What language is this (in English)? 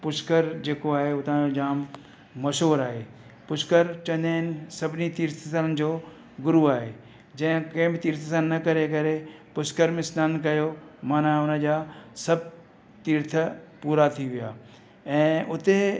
Sindhi